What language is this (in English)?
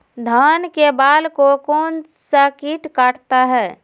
Magahi